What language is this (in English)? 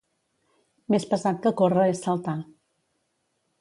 Catalan